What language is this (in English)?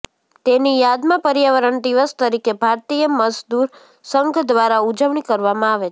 Gujarati